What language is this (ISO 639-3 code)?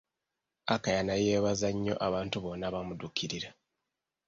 lug